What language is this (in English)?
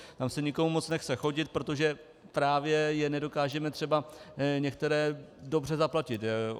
Czech